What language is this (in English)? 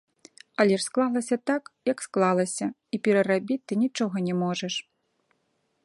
Belarusian